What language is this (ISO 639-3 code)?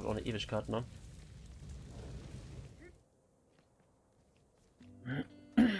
deu